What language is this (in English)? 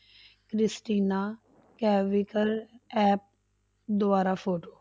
Punjabi